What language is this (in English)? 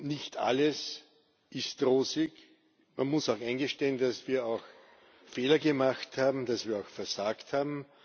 German